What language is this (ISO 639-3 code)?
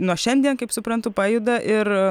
lit